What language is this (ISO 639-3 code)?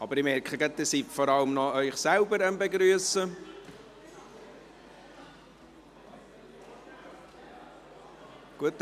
gsw